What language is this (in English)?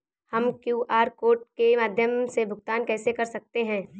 Hindi